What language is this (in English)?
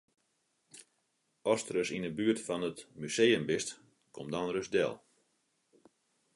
Western Frisian